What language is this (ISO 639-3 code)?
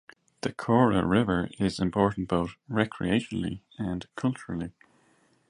eng